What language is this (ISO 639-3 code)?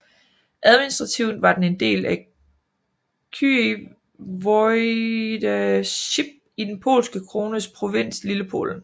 dan